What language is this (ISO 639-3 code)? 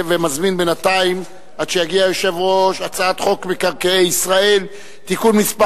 heb